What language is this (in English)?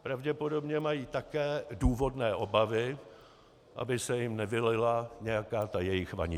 Czech